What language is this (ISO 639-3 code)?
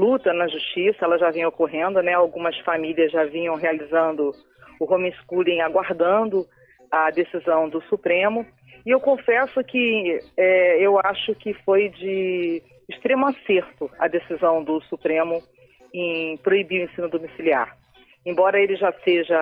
por